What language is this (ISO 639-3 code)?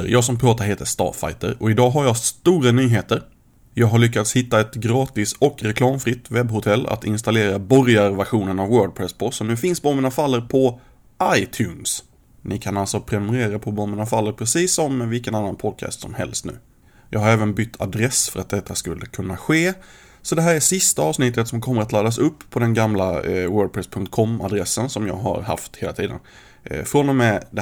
swe